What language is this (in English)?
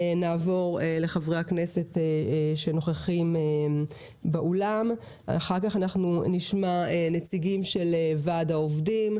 Hebrew